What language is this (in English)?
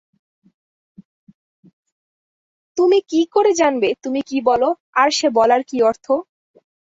Bangla